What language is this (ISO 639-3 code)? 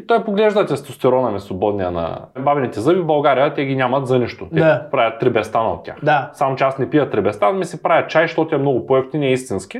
bul